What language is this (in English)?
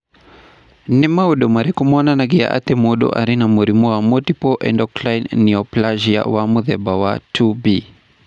Kikuyu